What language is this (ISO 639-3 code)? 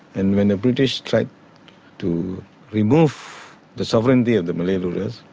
eng